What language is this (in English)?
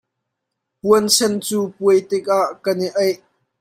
Hakha Chin